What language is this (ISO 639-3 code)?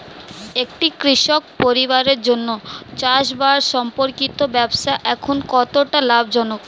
ben